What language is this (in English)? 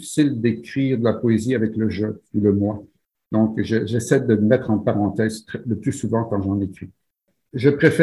French